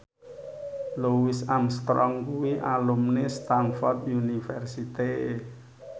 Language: Javanese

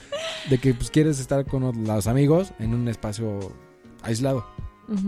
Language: Spanish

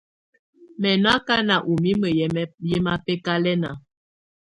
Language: Tunen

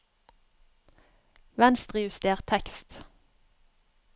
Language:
Norwegian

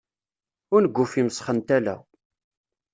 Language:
Kabyle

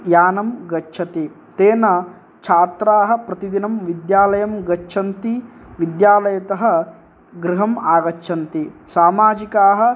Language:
Sanskrit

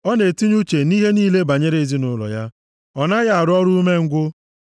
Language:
Igbo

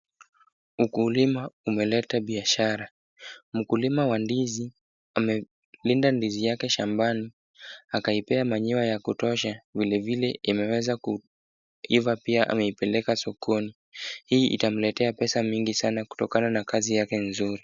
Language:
Swahili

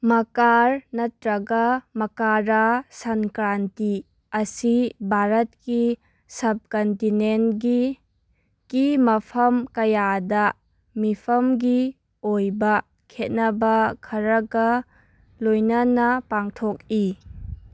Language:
Manipuri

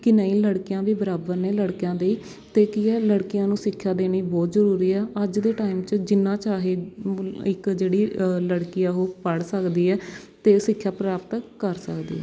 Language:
Punjabi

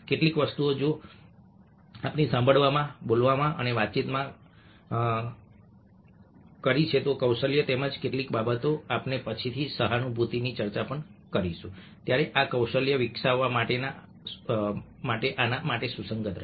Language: Gujarati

